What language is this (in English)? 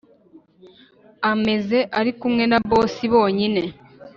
Kinyarwanda